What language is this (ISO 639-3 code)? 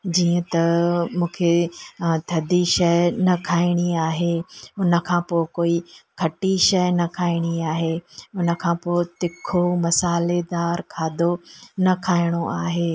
snd